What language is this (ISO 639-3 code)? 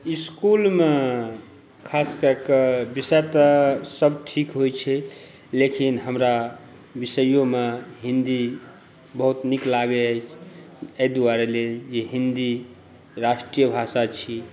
mai